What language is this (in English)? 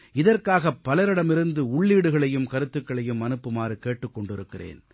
Tamil